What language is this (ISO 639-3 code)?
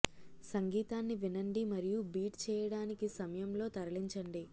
tel